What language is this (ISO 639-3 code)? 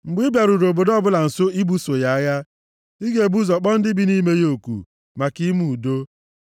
ibo